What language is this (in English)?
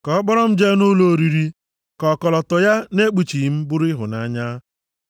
Igbo